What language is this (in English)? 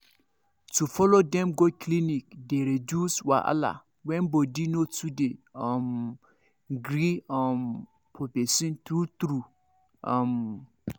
Nigerian Pidgin